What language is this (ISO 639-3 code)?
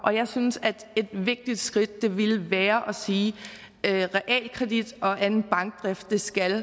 dan